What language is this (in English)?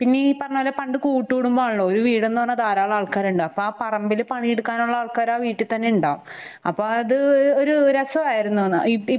Malayalam